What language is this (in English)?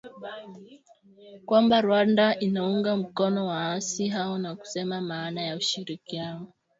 Swahili